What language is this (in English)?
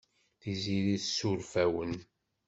Kabyle